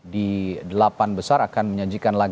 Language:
Indonesian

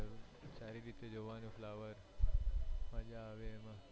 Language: Gujarati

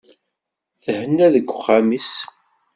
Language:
Kabyle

